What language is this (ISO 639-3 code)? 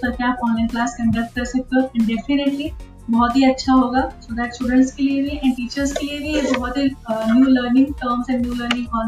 hin